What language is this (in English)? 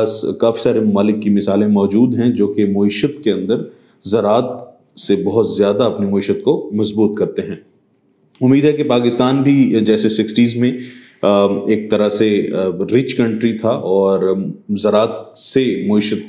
Urdu